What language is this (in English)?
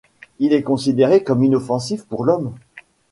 French